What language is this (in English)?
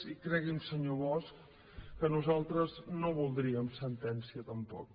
Catalan